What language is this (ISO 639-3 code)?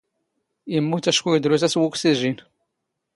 zgh